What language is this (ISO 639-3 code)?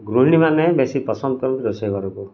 ori